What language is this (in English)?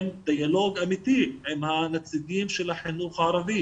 Hebrew